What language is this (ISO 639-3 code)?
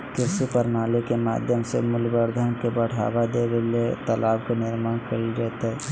mag